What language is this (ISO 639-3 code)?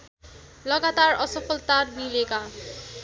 nep